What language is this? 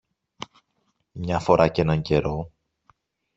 Greek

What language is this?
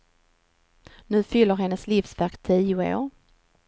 Swedish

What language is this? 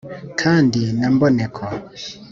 Kinyarwanda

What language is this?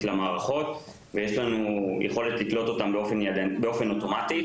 Hebrew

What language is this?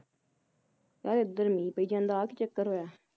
Punjabi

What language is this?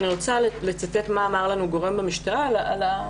Hebrew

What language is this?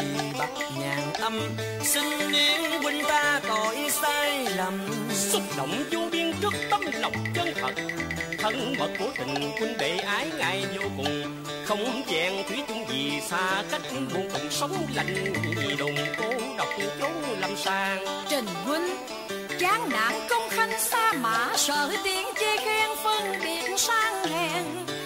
Vietnamese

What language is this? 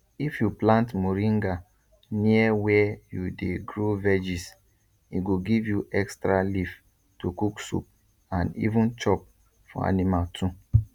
Nigerian Pidgin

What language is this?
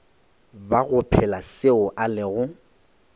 Northern Sotho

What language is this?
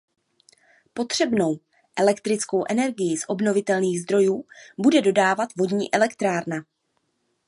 Czech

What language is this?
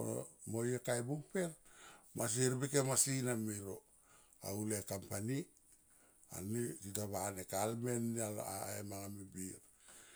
Tomoip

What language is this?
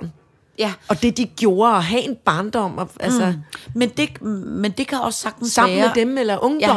Danish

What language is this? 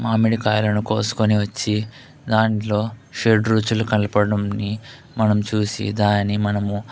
Telugu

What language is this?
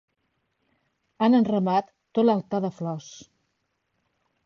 Catalan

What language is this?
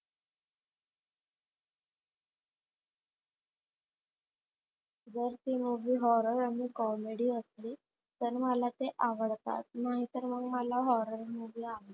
Marathi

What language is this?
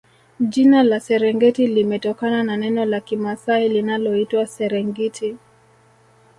Swahili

